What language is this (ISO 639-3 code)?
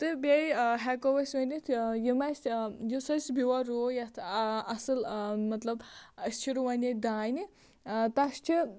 kas